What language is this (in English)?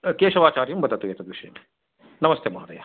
Sanskrit